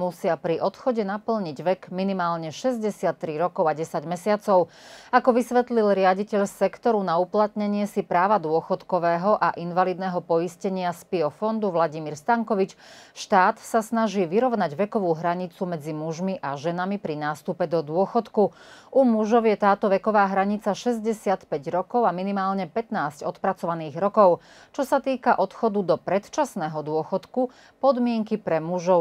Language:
Slovak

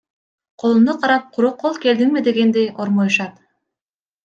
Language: Kyrgyz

